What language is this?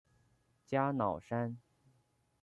Chinese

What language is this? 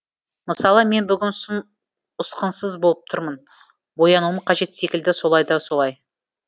Kazakh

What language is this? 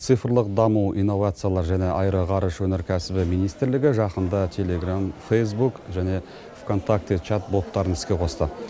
Kazakh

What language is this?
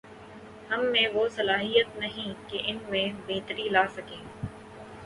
Urdu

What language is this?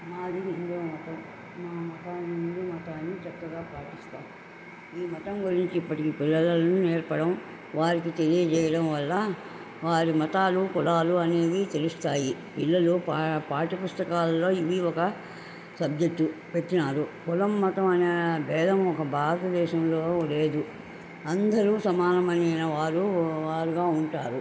Telugu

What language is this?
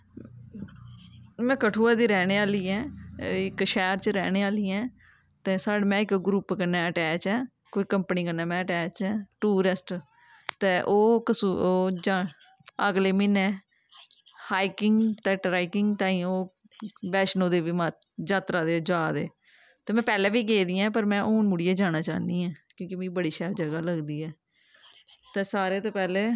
Dogri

